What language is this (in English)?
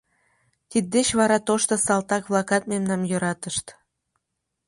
Mari